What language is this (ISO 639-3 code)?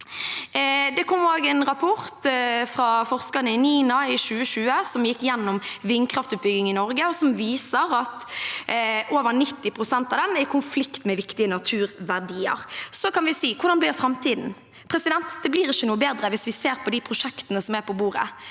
nor